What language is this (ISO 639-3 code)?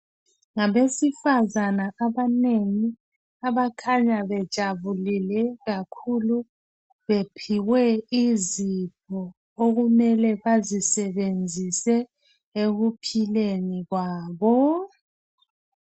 nde